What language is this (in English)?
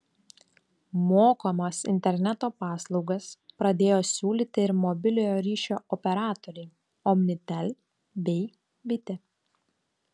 Lithuanian